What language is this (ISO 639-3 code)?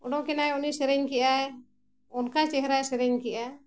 sat